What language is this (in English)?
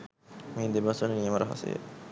Sinhala